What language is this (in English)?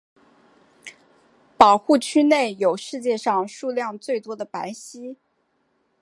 Chinese